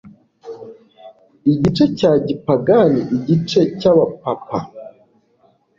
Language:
Kinyarwanda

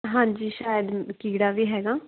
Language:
Punjabi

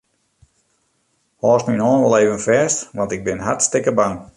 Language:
Western Frisian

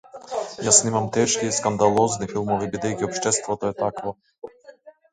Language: Macedonian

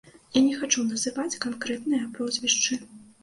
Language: Belarusian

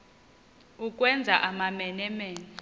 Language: Xhosa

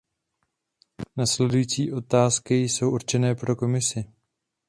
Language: Czech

